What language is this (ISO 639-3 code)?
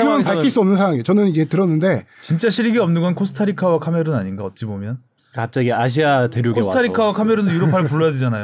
kor